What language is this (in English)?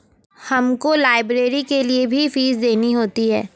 Hindi